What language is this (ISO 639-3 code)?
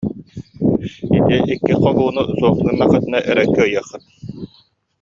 sah